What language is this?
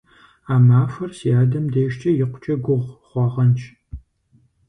Kabardian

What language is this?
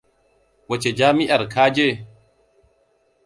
Hausa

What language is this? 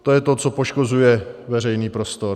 Czech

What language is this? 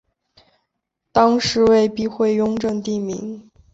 Chinese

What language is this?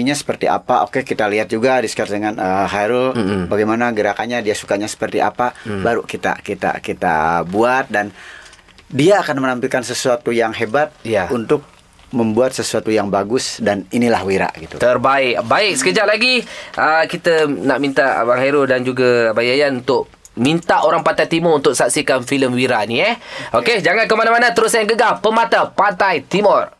Malay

